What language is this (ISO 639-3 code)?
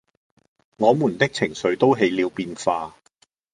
yue